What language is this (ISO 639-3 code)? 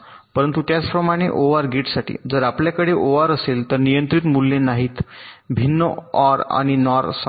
mar